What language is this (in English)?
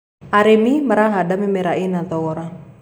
Kikuyu